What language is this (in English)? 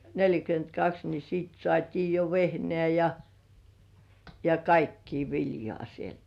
Finnish